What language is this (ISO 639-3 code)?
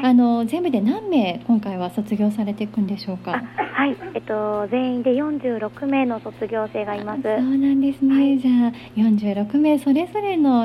jpn